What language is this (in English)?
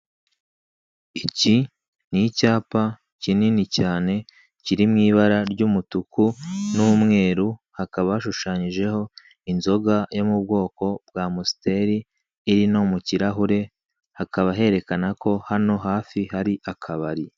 Kinyarwanda